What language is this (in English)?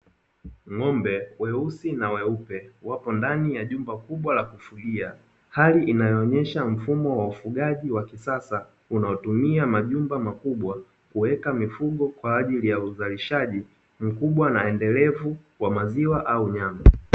Swahili